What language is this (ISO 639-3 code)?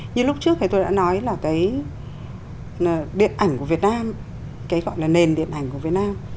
vie